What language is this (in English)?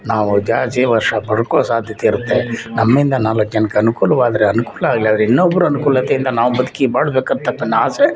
Kannada